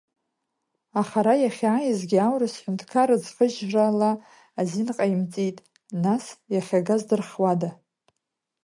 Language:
Abkhazian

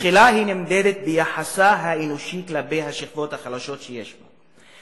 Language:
Hebrew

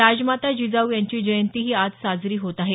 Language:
Marathi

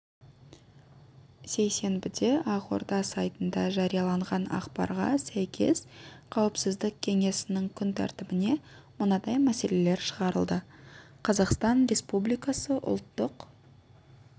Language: Kazakh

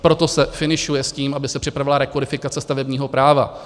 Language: Czech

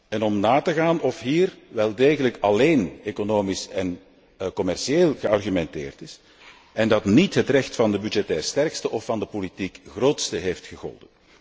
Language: Dutch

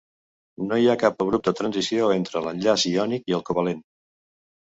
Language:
Catalan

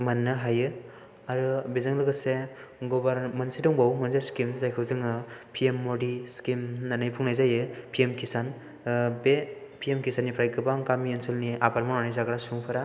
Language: Bodo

